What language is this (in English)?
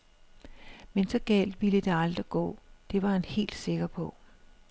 Danish